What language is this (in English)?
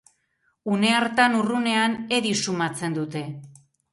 Basque